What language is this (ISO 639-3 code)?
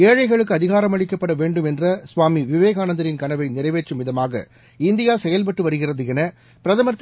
tam